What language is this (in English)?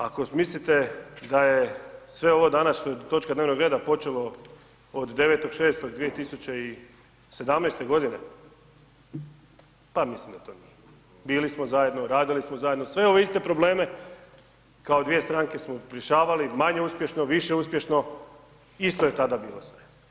Croatian